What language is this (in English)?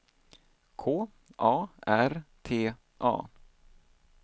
Swedish